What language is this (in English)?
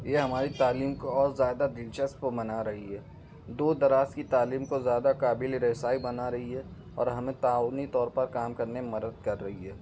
Urdu